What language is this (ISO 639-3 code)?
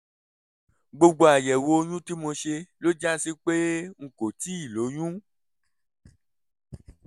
yor